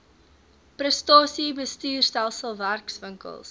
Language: Afrikaans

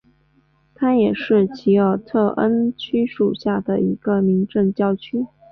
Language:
Chinese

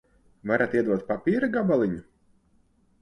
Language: Latvian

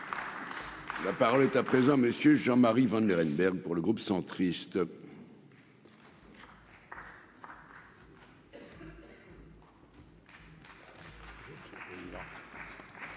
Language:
French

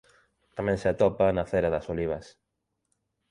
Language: Galician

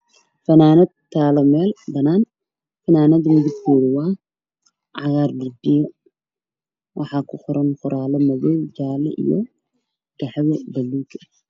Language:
Somali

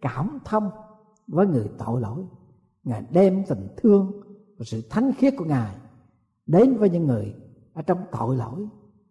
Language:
Vietnamese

